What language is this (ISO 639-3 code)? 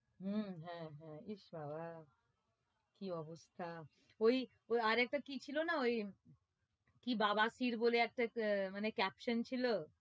ben